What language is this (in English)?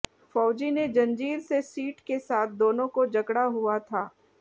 Hindi